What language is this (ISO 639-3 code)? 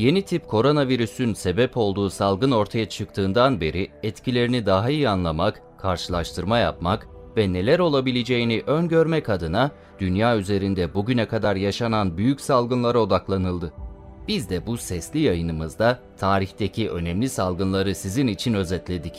tur